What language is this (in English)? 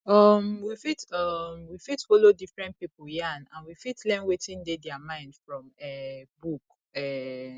Nigerian Pidgin